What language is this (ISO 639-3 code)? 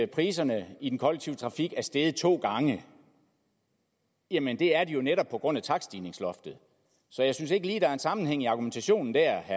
dan